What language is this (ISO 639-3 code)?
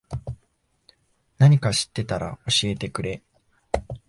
jpn